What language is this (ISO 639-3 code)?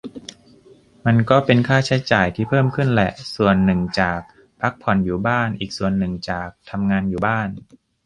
tha